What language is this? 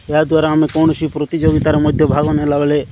Odia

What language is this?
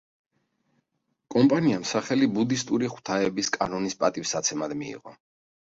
Georgian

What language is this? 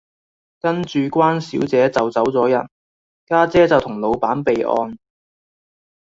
Cantonese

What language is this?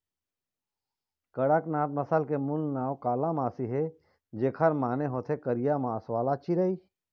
Chhattisgarhi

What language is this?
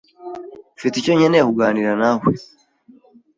Kinyarwanda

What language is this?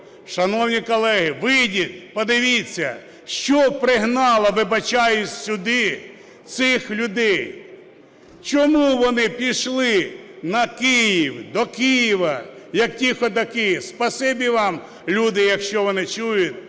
Ukrainian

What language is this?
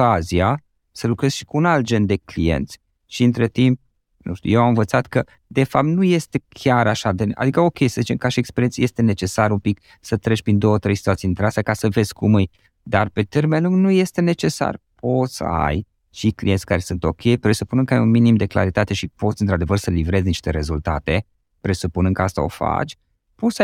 Romanian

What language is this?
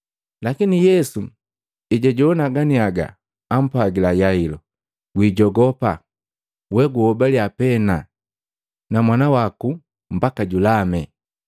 Matengo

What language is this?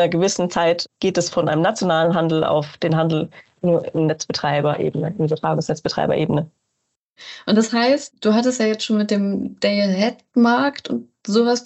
German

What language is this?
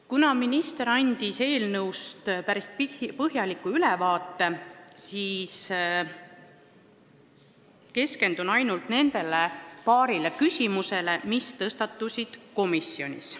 Estonian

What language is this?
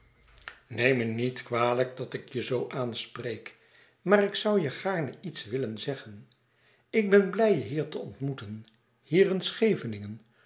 Dutch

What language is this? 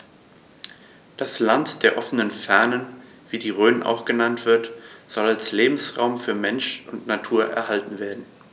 German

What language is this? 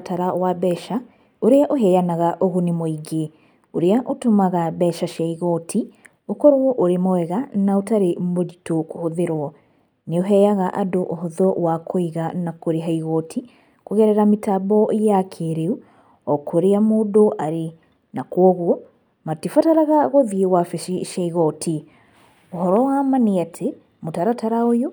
Kikuyu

